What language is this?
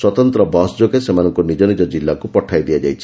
Odia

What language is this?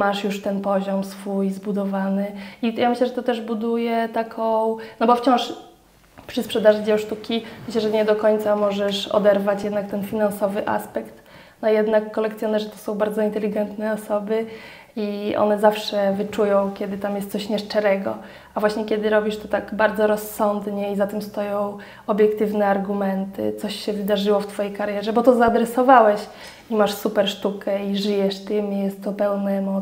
Polish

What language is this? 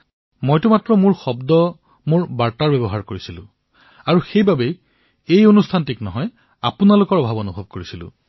Assamese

